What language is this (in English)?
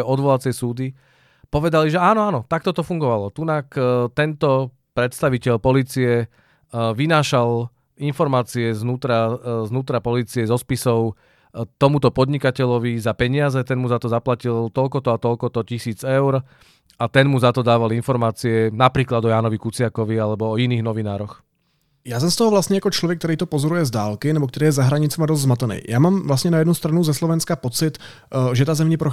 Czech